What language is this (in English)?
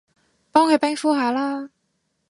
Cantonese